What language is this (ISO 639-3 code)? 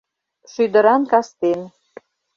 chm